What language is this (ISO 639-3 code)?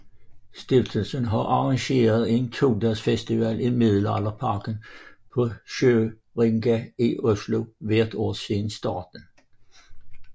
dan